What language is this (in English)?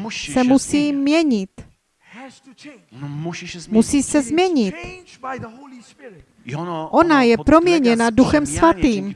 Czech